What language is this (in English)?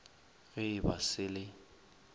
Northern Sotho